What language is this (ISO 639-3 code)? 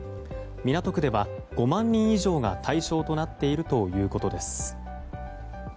jpn